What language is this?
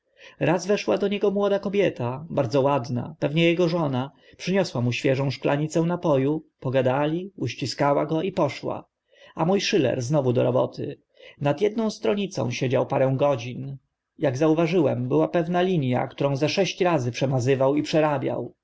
Polish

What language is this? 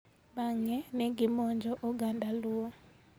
Luo (Kenya and Tanzania)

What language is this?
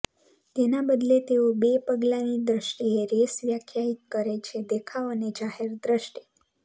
Gujarati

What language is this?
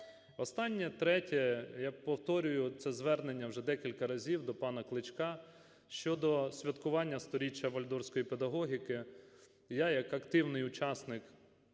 Ukrainian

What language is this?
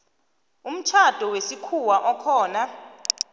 South Ndebele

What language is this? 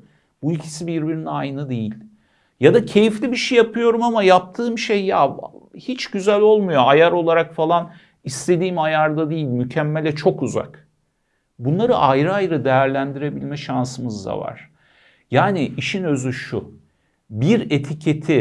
Turkish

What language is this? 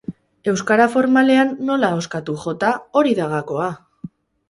Basque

